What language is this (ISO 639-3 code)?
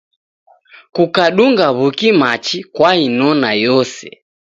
dav